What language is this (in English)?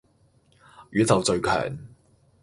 Cantonese